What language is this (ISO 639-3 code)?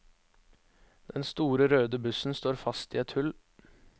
nor